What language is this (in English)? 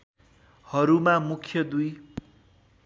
Nepali